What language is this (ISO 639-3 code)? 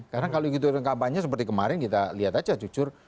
ind